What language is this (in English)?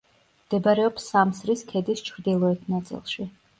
Georgian